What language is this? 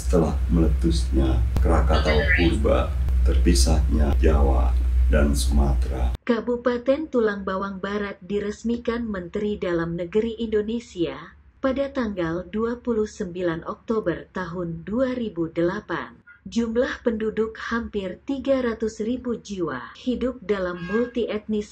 Indonesian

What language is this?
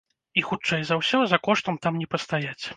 Belarusian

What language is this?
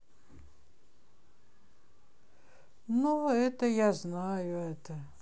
Russian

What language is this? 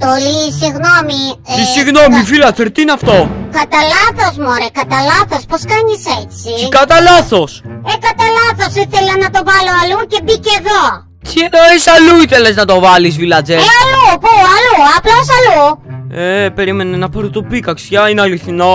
Greek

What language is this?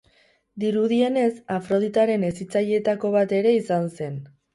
Basque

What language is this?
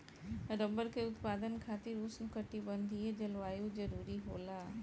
Bhojpuri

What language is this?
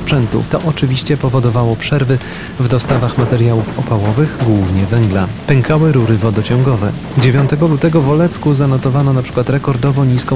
Polish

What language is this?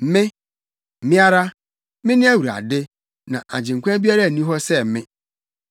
Akan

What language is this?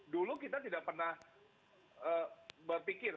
Indonesian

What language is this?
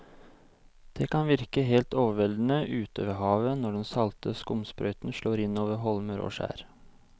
Norwegian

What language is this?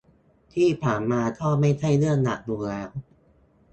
Thai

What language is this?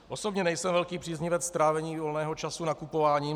Czech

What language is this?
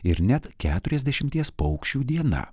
Lithuanian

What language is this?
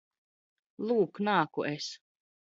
Latvian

